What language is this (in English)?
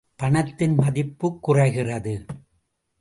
Tamil